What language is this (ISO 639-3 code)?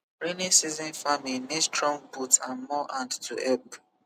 pcm